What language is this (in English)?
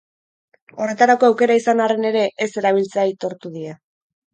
Basque